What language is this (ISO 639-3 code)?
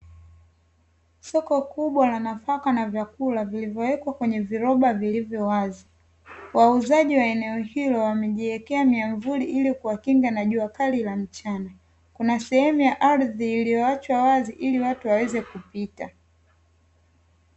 swa